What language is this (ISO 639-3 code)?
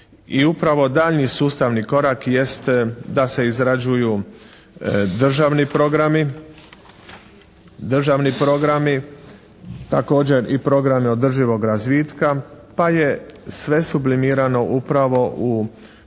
hrv